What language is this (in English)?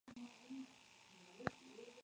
Spanish